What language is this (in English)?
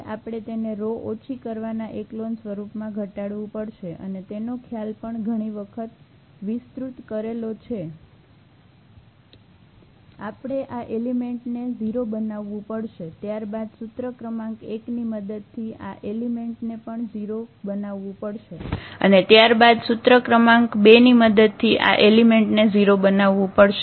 Gujarati